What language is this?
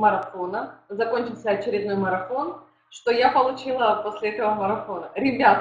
Russian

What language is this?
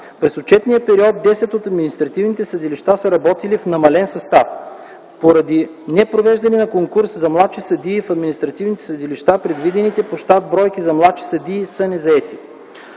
Bulgarian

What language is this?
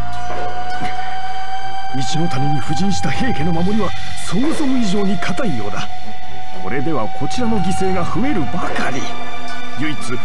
Japanese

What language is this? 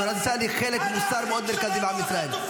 Hebrew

